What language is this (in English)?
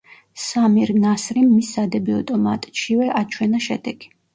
Georgian